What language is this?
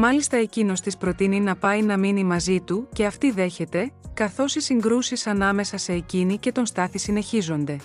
Greek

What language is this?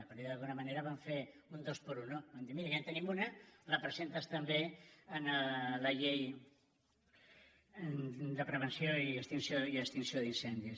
Catalan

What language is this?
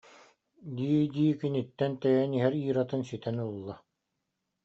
Yakut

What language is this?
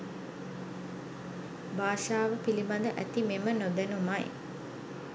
Sinhala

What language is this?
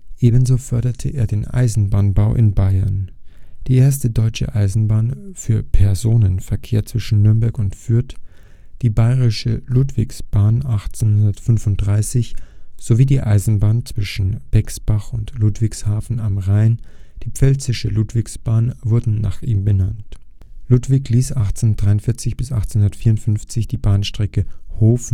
German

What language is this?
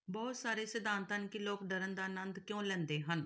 Punjabi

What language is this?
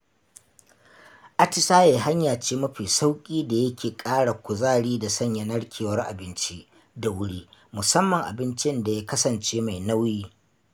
Hausa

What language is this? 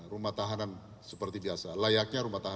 Indonesian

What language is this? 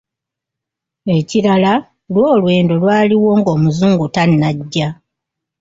Ganda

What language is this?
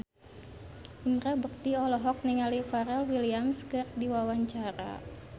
Sundanese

